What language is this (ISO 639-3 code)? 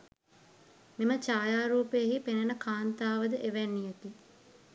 sin